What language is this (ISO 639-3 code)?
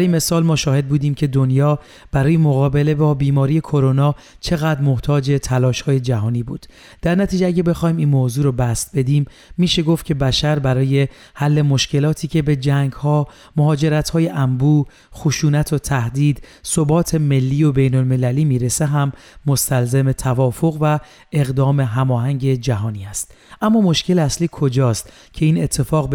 fas